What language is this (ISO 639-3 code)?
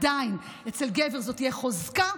heb